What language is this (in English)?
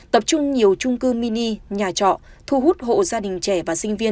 Vietnamese